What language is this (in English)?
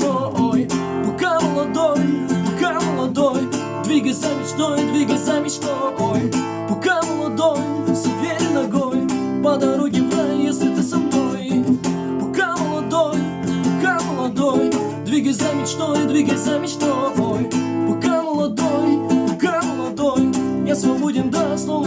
Russian